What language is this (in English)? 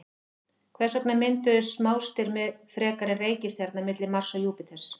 Icelandic